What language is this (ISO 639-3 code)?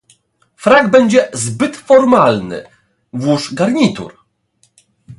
pol